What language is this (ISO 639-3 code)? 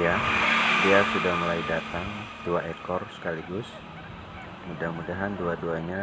ind